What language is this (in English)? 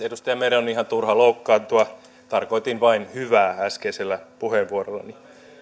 Finnish